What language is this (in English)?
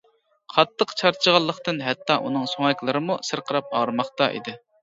Uyghur